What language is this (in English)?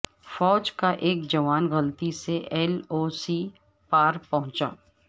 Urdu